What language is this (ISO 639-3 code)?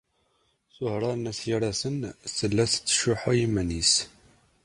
kab